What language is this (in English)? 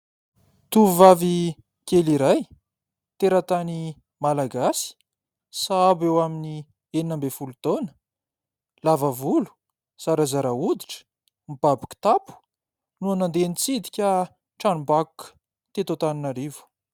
Malagasy